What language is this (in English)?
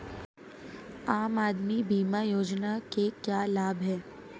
Hindi